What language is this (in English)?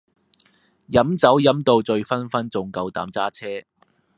Cantonese